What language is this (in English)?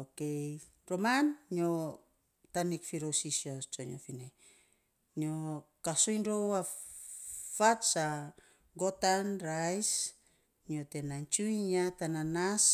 Saposa